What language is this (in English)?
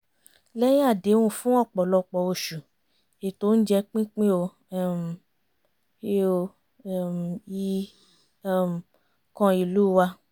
Yoruba